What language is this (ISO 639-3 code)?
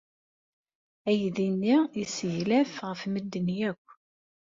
kab